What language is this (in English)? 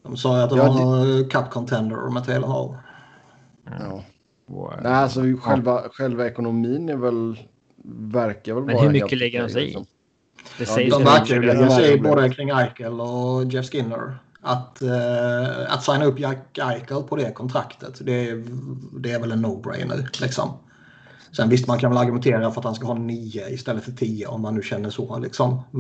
Swedish